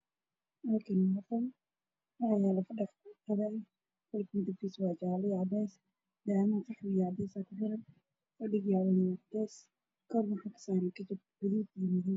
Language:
Somali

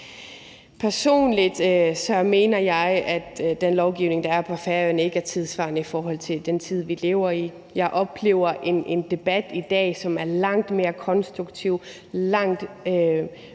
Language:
Danish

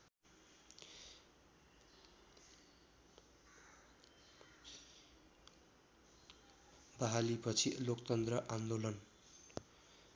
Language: Nepali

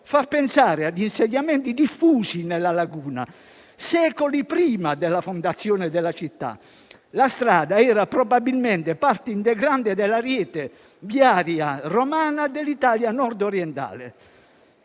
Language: Italian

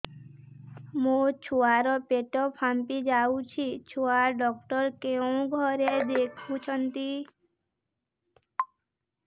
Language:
Odia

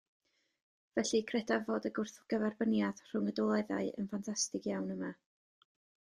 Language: Welsh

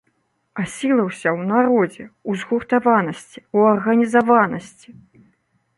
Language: Belarusian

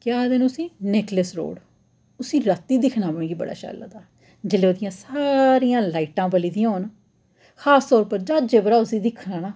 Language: Dogri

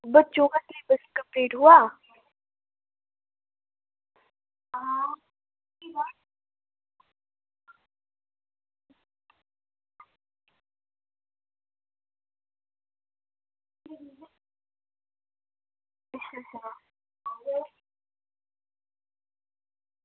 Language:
Dogri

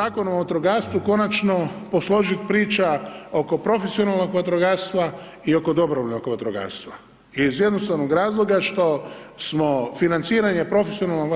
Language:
Croatian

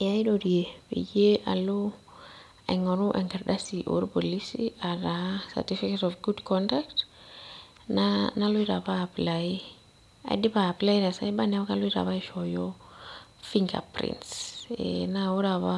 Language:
Masai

